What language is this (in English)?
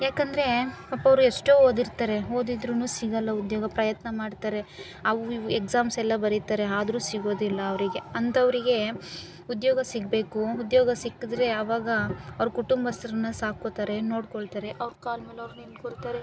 Kannada